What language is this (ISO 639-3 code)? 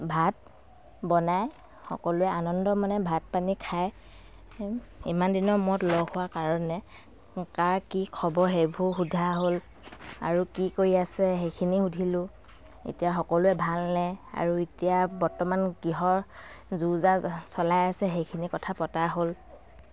asm